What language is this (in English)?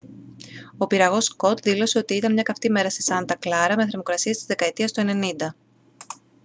Greek